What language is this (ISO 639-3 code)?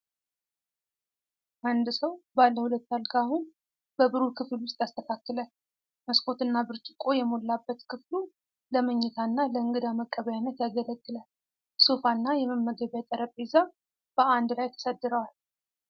amh